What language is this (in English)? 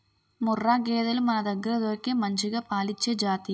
Telugu